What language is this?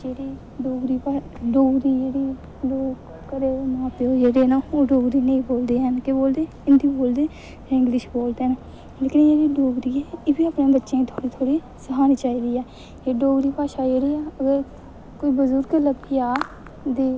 Dogri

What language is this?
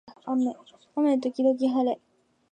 Japanese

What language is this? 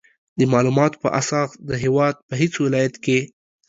Pashto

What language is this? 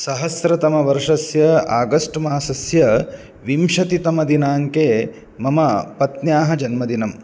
Sanskrit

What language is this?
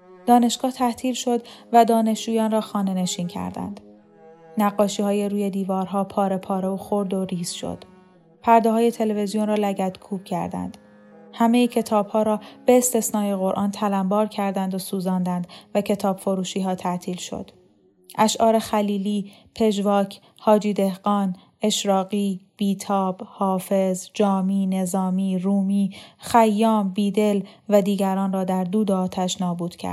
Persian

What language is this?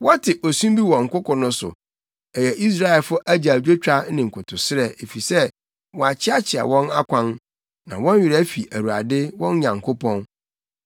Akan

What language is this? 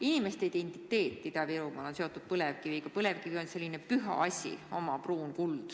Estonian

